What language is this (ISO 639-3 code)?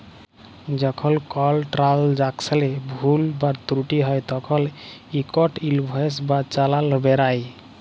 ben